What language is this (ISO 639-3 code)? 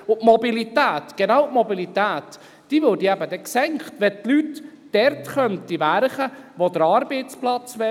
gsw